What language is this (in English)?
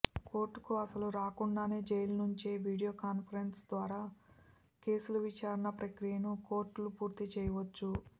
Telugu